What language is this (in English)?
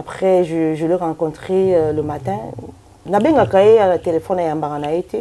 French